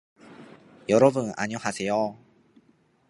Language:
Japanese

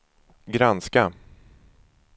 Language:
Swedish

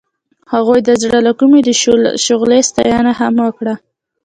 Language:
Pashto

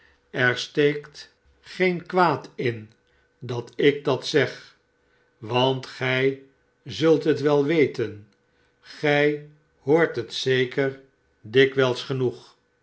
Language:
Dutch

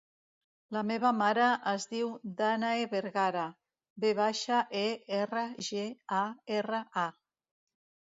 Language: Catalan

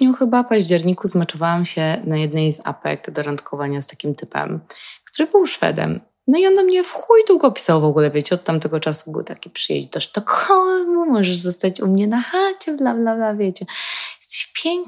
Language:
Polish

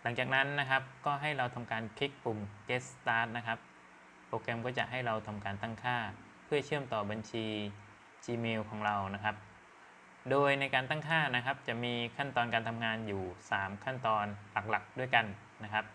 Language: Thai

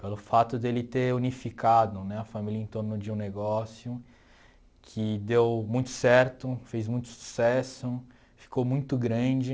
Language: Portuguese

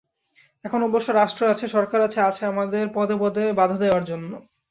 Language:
Bangla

